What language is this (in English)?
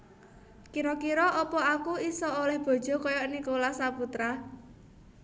Javanese